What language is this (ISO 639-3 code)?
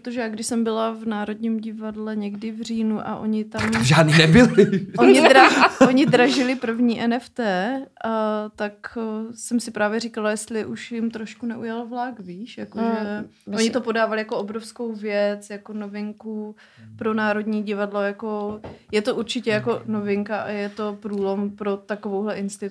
ces